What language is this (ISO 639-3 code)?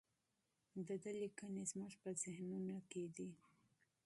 pus